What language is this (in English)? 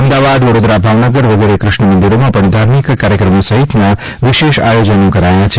Gujarati